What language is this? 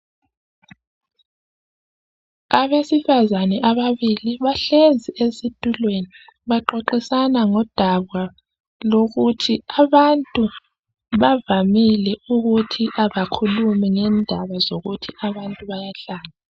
North Ndebele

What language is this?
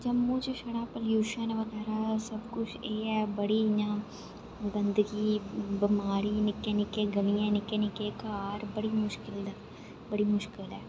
Dogri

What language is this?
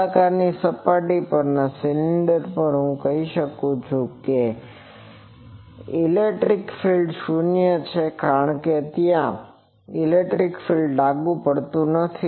Gujarati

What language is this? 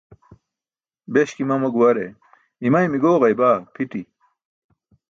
Burushaski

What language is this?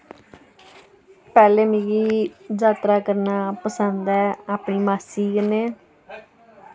Dogri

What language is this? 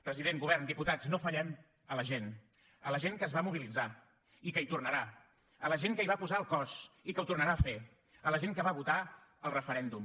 Catalan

